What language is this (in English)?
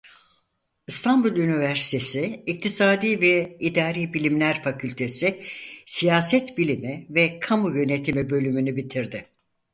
Turkish